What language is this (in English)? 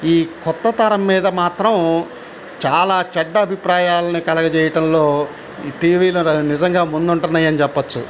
Telugu